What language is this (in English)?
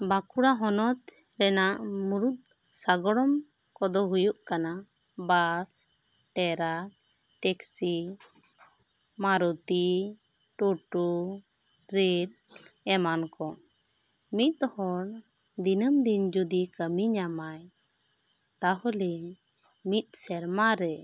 Santali